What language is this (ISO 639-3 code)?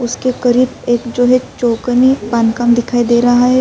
urd